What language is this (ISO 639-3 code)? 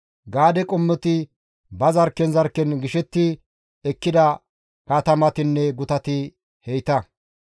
gmv